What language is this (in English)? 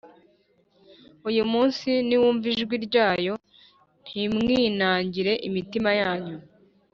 Kinyarwanda